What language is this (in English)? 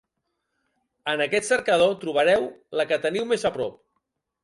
Catalan